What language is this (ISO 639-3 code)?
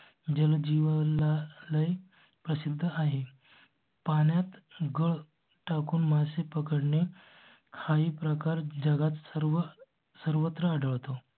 mar